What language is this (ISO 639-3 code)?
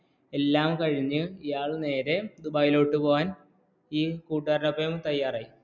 mal